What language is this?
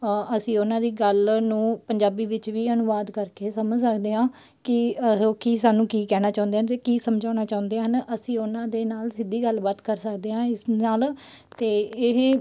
Punjabi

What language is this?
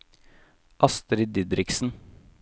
Norwegian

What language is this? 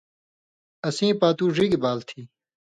Indus Kohistani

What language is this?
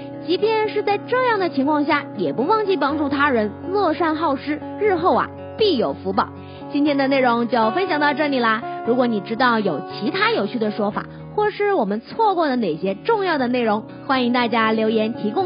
Chinese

